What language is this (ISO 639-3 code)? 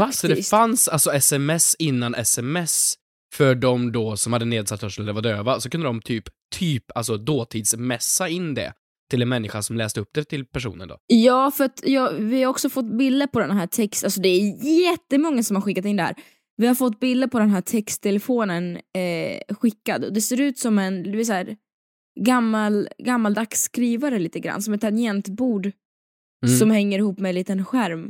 swe